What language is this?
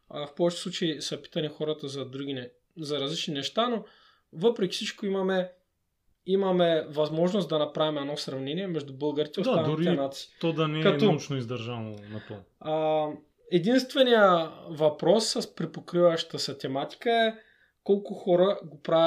Bulgarian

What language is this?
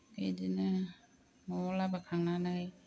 Bodo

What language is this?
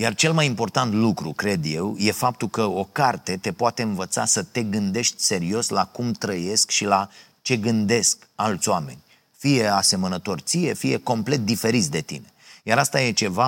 Romanian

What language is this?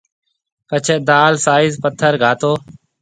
Marwari (Pakistan)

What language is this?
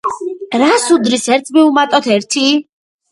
Georgian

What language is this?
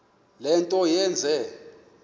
Xhosa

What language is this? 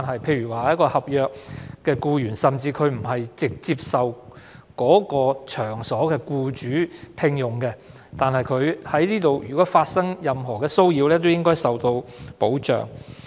Cantonese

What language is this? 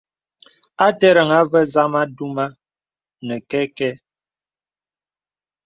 Bebele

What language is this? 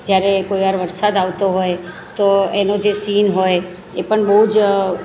Gujarati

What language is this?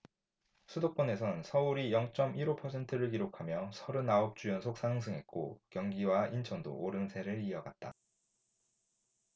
Korean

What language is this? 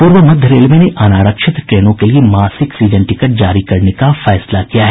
Hindi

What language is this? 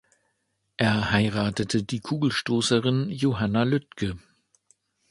German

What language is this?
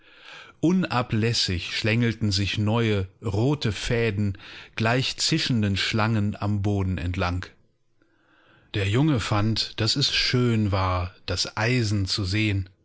German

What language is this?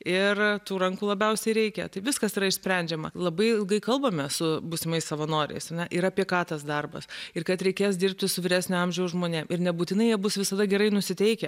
Lithuanian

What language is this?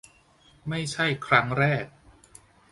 Thai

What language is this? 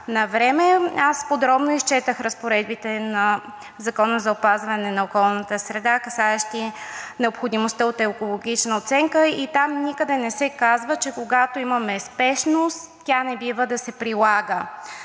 Bulgarian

